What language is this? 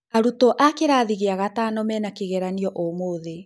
Kikuyu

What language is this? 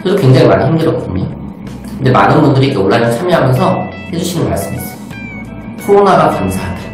Korean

